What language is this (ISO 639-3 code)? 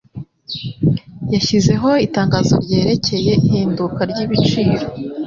kin